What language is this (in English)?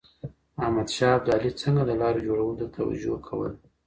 Pashto